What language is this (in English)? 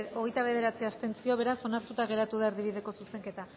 Basque